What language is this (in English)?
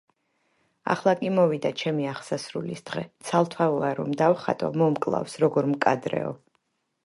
Georgian